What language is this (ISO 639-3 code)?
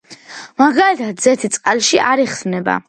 kat